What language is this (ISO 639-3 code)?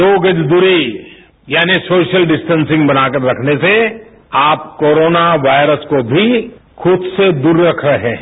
hin